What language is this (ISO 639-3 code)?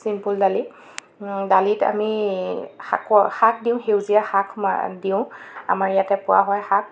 asm